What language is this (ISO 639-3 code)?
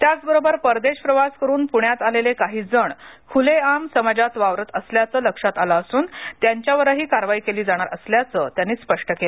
mar